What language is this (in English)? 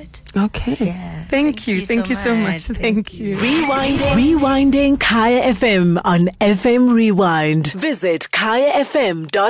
English